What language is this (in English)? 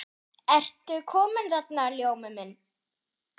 Icelandic